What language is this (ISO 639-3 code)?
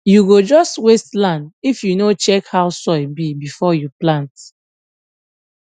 pcm